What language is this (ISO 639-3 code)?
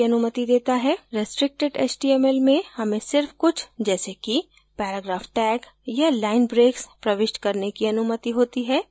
hin